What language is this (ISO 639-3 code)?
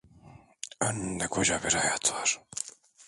tur